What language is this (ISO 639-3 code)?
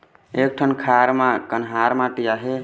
hne